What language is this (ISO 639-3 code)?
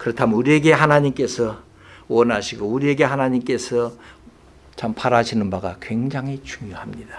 kor